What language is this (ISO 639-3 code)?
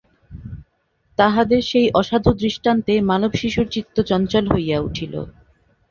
ben